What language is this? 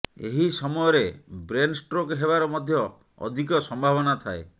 Odia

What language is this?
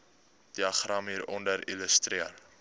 Afrikaans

